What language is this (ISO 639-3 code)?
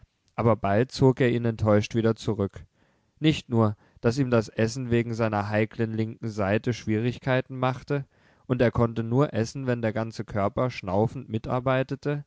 deu